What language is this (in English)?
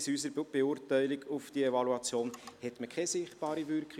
Swiss German